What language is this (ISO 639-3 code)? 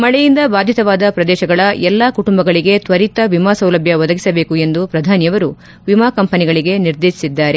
kan